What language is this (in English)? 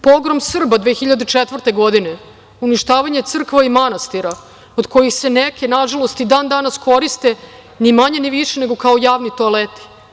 Serbian